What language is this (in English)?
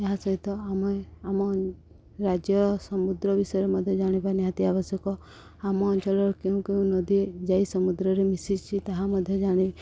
Odia